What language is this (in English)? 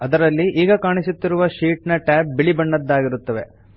Kannada